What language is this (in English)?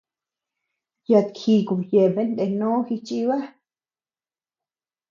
Tepeuxila Cuicatec